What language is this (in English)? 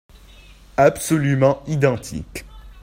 French